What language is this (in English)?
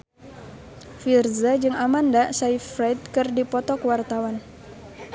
Sundanese